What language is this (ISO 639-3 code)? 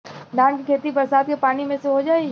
bho